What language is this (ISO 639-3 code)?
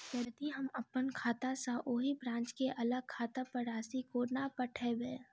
mai